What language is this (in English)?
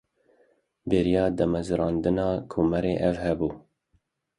Kurdish